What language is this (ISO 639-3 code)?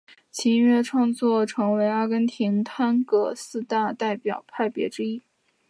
zho